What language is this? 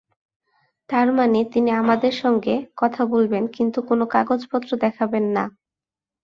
Bangla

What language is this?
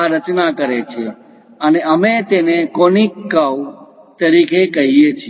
Gujarati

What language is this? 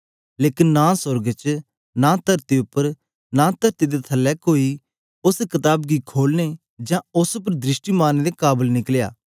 Dogri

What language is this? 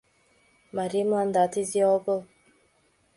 Mari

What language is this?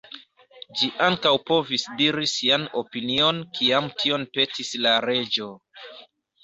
Esperanto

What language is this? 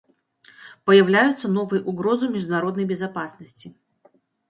Russian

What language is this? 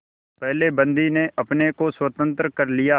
Hindi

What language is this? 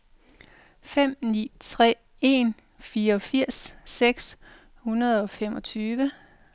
Danish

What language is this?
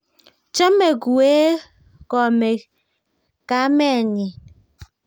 Kalenjin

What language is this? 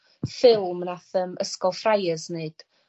Welsh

